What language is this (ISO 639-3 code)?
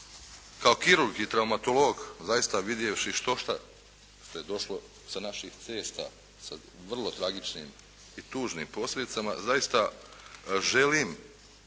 hrv